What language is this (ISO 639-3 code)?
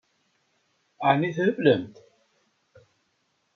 kab